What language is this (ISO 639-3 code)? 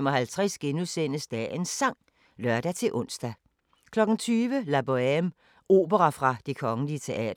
dan